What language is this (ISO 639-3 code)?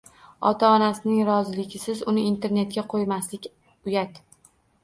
uzb